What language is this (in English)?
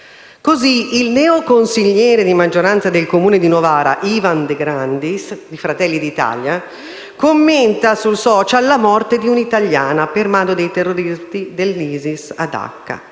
Italian